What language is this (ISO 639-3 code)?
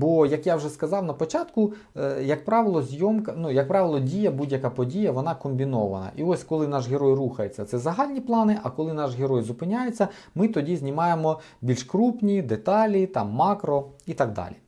ukr